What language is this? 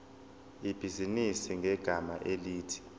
Zulu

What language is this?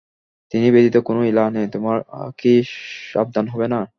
Bangla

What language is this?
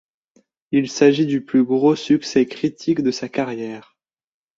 French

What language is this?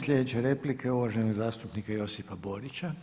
Croatian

